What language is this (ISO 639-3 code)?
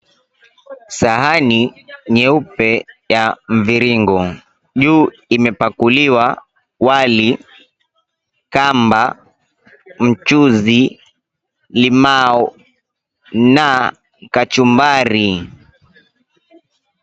swa